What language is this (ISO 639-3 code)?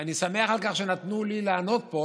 heb